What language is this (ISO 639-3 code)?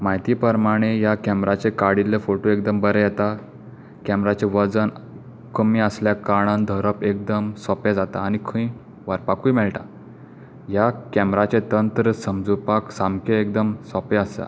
kok